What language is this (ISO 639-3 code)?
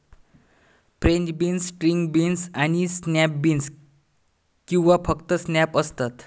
mar